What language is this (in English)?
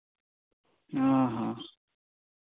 Santali